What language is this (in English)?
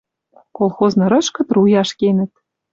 Western Mari